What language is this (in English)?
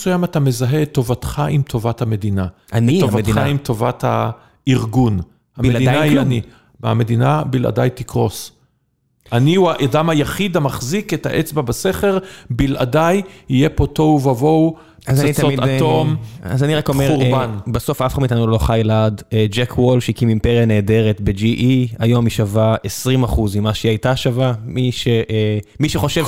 Hebrew